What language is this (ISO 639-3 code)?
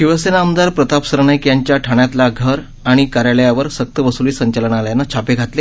mar